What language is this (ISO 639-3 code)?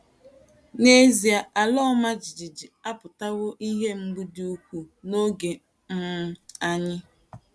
ibo